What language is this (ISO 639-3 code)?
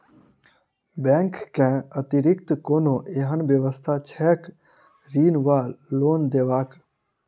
mai